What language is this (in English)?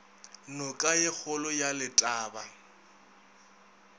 Northern Sotho